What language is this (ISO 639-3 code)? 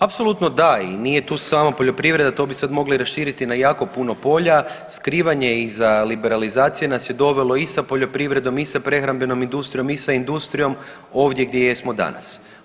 hrv